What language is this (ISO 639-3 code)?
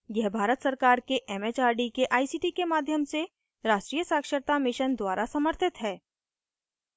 hin